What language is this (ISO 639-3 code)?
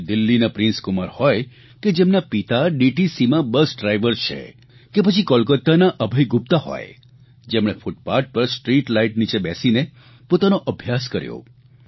guj